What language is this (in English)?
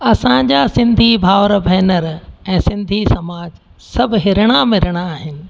Sindhi